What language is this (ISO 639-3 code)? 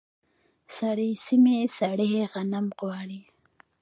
pus